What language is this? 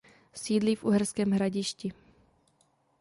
Czech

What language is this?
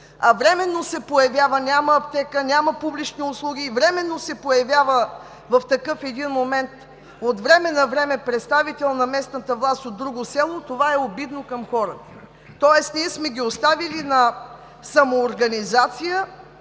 Bulgarian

